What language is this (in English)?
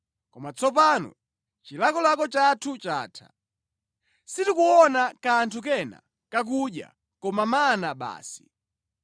Nyanja